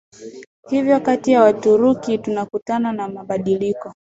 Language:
Swahili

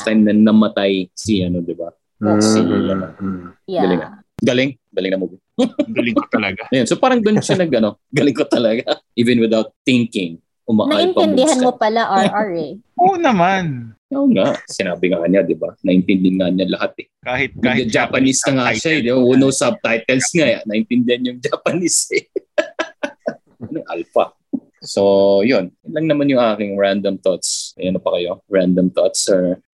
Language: Filipino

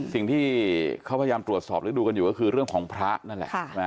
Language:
Thai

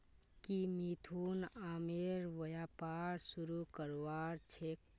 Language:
Magahi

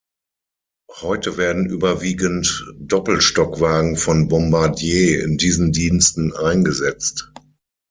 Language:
German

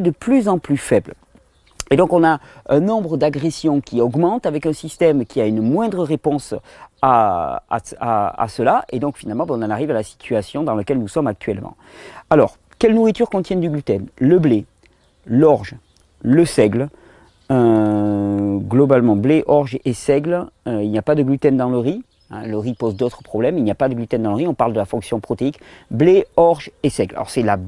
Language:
French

